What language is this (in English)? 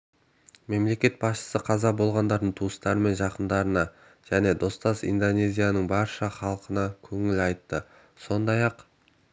Kazakh